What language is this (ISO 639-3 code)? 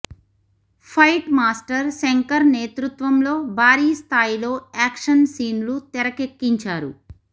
tel